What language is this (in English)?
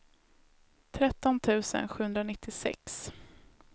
Swedish